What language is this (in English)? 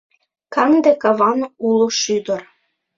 Mari